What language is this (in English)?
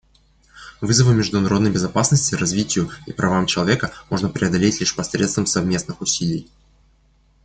Russian